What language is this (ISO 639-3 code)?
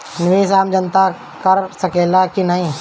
bho